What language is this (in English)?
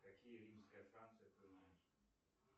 Russian